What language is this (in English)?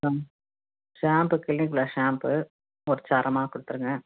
Tamil